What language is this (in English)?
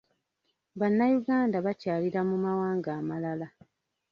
Ganda